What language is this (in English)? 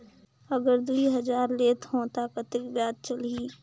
Chhattisgarhi